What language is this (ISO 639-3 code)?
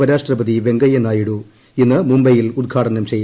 mal